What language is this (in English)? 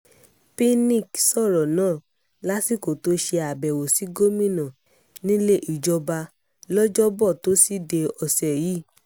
Yoruba